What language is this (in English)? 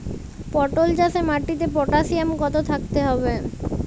Bangla